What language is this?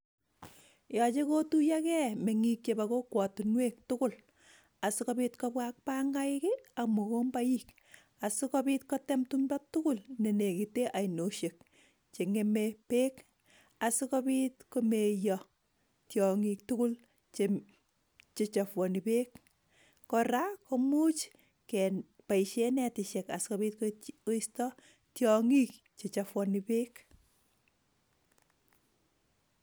Kalenjin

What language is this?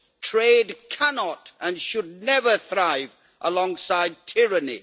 English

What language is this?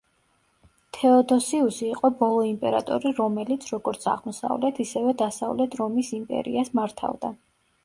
Georgian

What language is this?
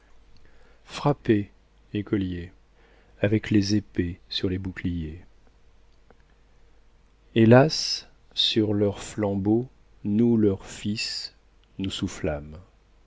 French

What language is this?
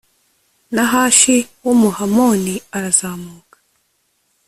Kinyarwanda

